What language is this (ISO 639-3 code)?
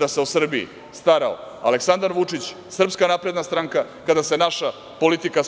srp